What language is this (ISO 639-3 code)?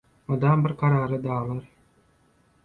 tuk